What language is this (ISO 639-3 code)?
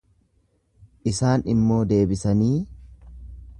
orm